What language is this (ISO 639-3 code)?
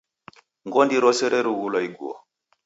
dav